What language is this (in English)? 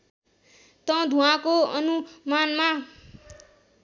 Nepali